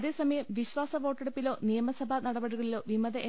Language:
Malayalam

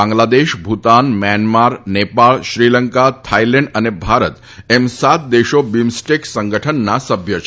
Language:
Gujarati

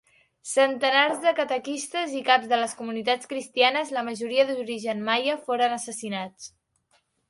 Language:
Catalan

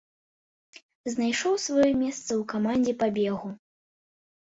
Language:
Belarusian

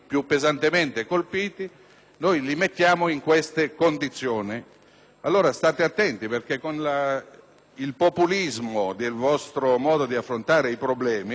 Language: Italian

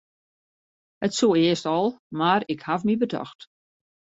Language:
Western Frisian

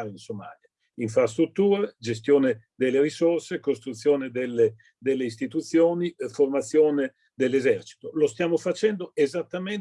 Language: Italian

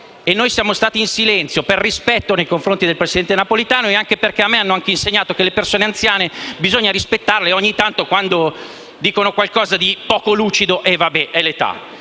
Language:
Italian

